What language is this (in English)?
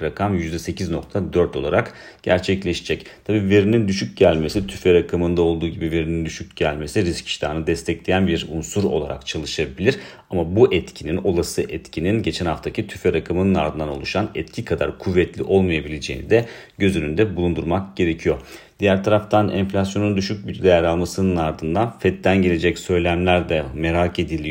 Turkish